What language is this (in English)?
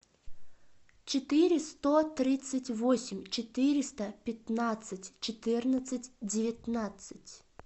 Russian